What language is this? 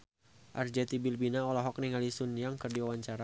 Sundanese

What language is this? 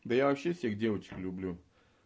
Russian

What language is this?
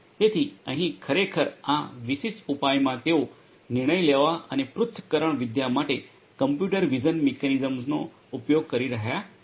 Gujarati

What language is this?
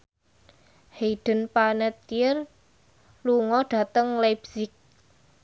Javanese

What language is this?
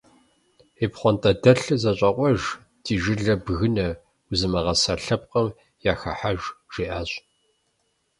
Kabardian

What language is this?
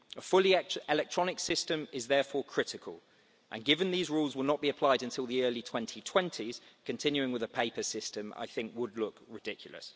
English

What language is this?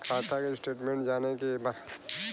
Bhojpuri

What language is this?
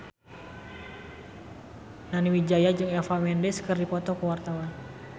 Sundanese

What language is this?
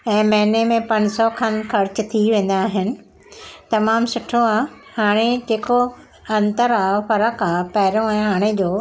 Sindhi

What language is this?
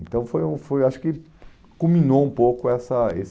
Portuguese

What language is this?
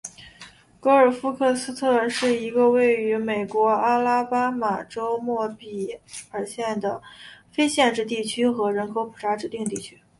Chinese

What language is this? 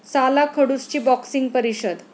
Marathi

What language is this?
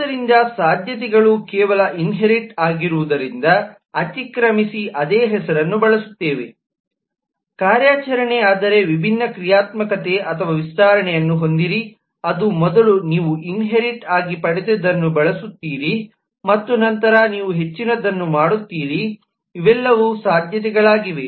Kannada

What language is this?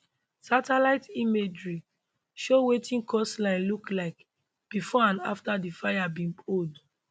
Nigerian Pidgin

